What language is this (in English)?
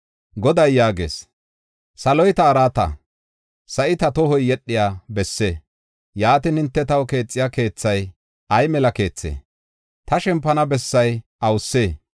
Gofa